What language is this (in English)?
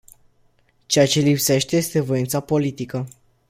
Romanian